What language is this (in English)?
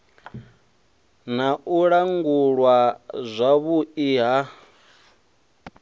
Venda